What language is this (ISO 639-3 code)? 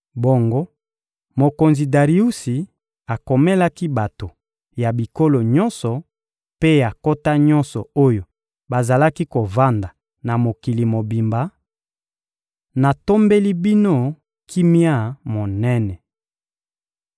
lin